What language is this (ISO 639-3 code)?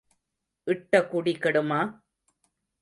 tam